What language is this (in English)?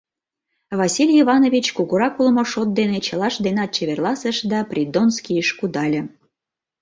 Mari